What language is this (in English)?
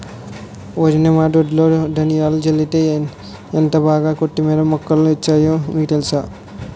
Telugu